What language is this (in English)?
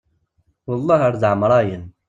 Kabyle